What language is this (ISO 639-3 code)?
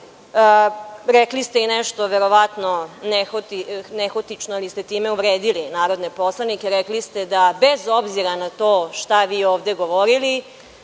srp